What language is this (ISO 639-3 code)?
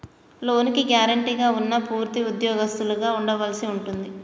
tel